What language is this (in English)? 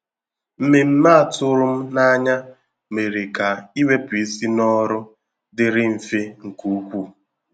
Igbo